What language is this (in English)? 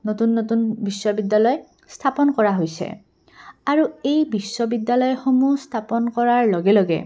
Assamese